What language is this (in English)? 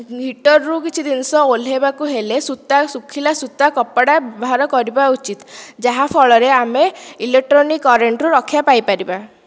Odia